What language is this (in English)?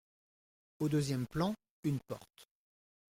French